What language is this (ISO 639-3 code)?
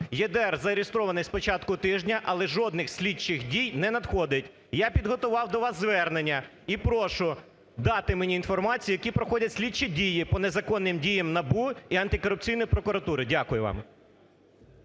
ukr